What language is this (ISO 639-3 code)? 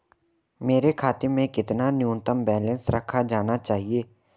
hin